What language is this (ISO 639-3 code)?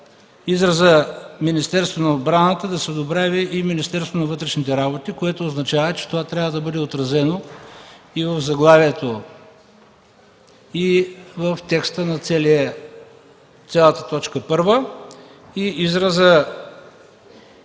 bul